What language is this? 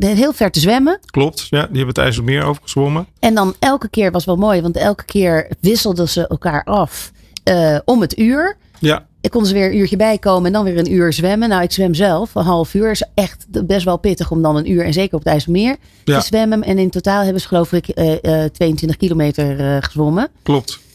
Dutch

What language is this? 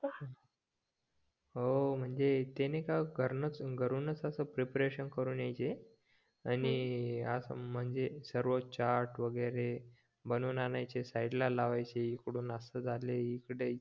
Marathi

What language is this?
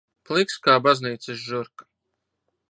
Latvian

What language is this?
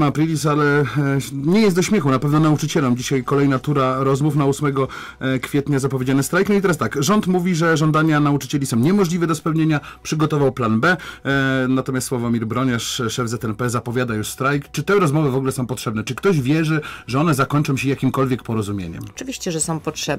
Polish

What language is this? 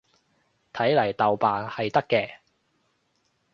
Cantonese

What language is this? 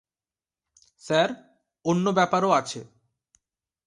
Bangla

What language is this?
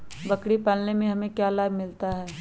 Magahi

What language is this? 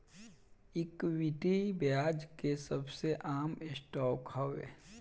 Bhojpuri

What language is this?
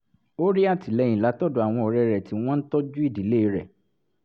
Yoruba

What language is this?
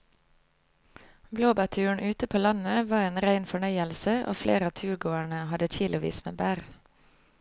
Norwegian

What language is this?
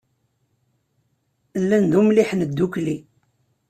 Kabyle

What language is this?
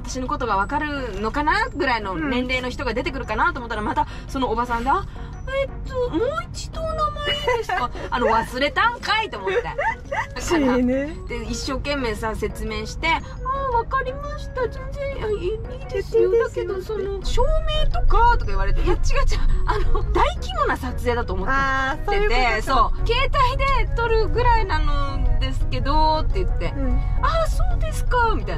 Japanese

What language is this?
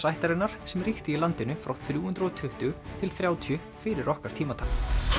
Icelandic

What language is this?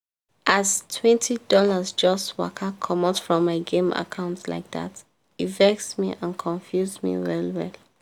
Nigerian Pidgin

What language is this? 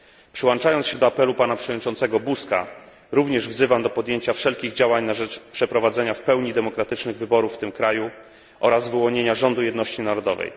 Polish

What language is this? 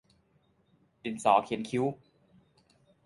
Thai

